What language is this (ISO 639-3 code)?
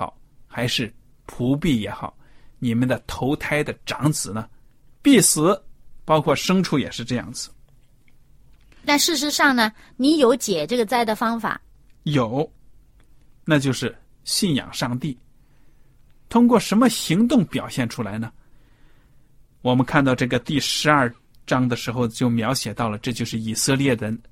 zho